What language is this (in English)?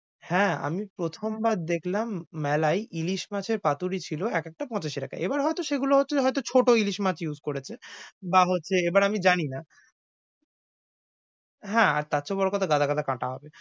Bangla